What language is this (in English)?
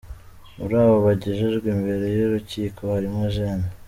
Kinyarwanda